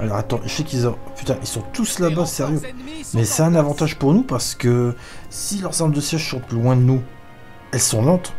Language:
French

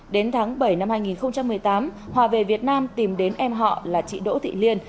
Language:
Vietnamese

